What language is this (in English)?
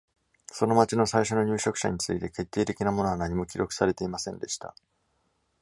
Japanese